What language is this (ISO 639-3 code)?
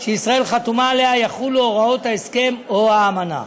heb